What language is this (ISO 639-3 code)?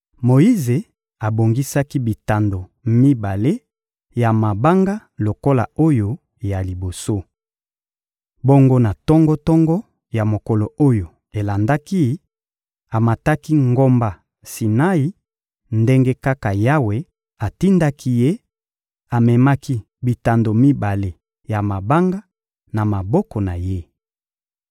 lin